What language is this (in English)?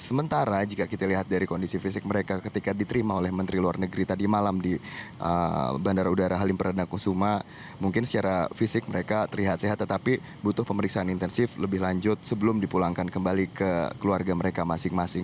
Indonesian